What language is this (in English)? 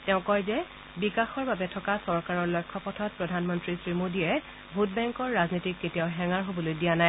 Assamese